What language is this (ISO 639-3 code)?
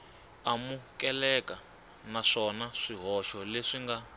tso